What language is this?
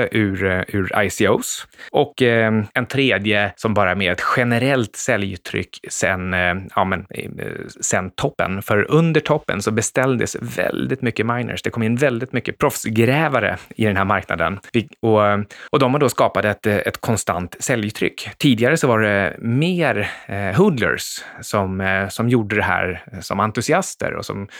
Swedish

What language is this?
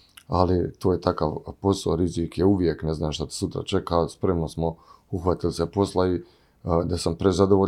Croatian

